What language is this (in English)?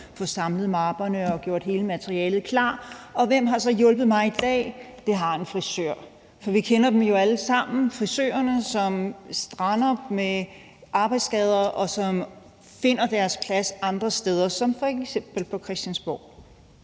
Danish